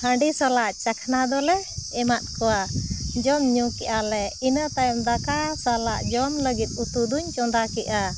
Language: Santali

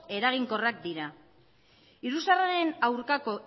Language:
Basque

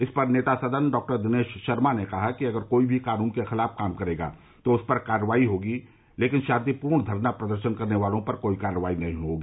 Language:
Hindi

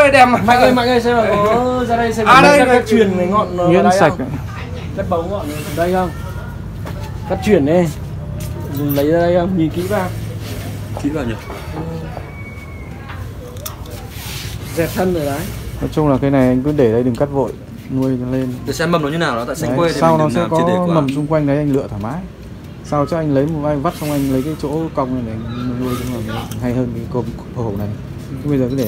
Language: Vietnamese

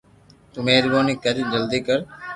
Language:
Loarki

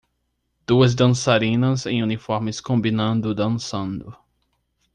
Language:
Portuguese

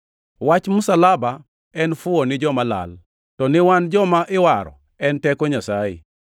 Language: Luo (Kenya and Tanzania)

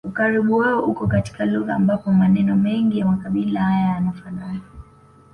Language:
Swahili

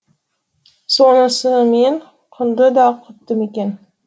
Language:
Kazakh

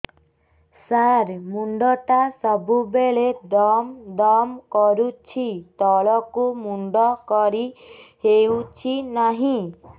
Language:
Odia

